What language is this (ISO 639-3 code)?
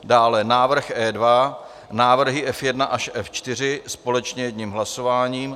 ces